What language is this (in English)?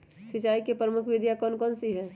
Magahi